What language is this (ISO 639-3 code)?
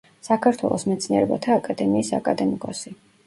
kat